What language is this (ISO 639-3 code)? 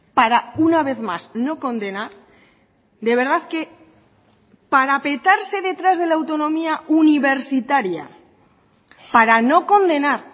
spa